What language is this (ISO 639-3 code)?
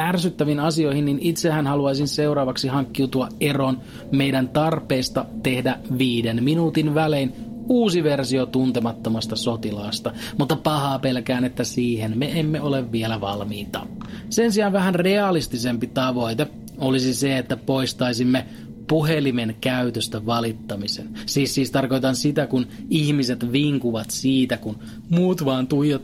fin